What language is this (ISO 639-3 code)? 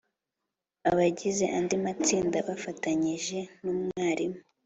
kin